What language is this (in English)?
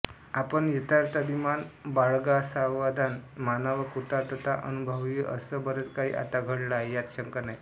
Marathi